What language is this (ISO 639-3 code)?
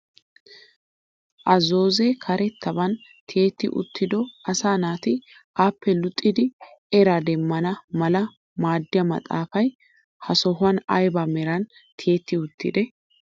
wal